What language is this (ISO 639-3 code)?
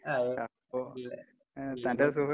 mal